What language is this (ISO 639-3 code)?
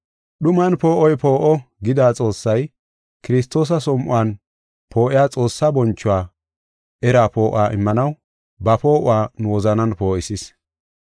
gof